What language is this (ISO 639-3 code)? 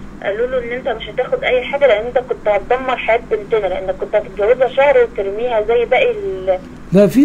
ara